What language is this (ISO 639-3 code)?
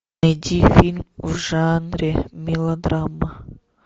rus